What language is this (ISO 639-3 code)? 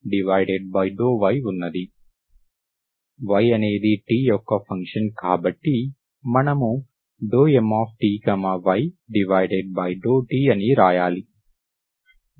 tel